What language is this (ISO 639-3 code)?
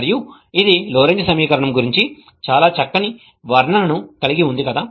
tel